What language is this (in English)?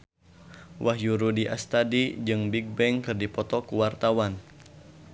Sundanese